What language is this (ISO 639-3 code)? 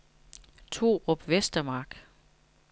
dan